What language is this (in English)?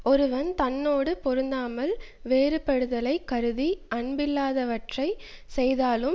Tamil